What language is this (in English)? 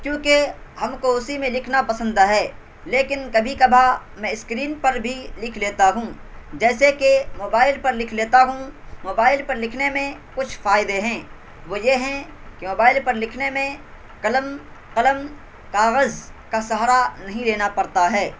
Urdu